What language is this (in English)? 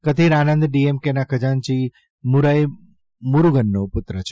Gujarati